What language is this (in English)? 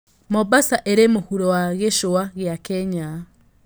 Kikuyu